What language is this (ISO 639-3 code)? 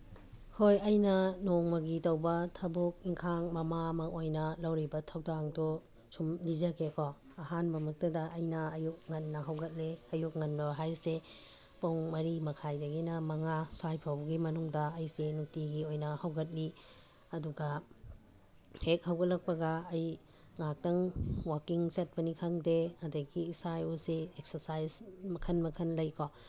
mni